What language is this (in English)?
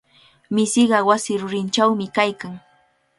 Cajatambo North Lima Quechua